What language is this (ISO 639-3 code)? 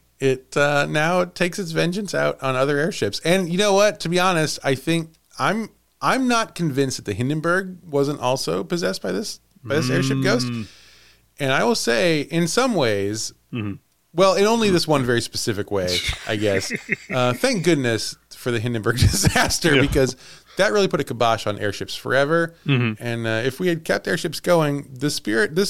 eng